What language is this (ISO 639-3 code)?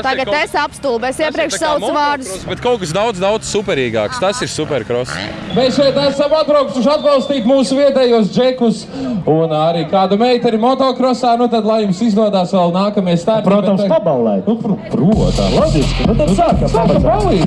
nld